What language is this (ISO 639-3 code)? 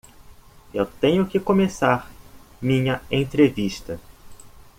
por